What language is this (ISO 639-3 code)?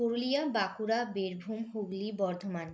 ben